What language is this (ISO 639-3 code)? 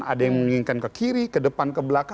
ind